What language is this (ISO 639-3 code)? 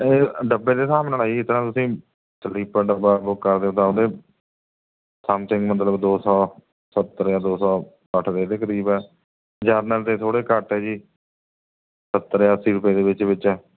pan